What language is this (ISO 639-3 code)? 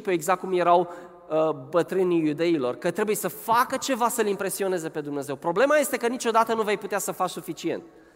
ron